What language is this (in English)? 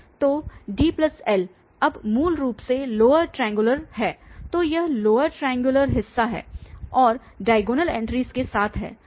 Hindi